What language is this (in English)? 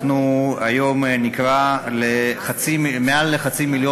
Hebrew